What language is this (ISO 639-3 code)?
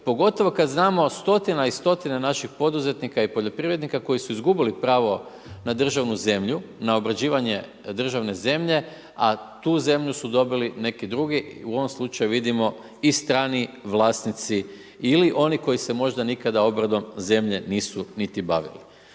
hrv